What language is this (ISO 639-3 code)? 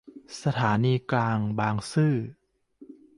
tha